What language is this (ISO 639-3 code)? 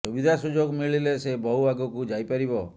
ori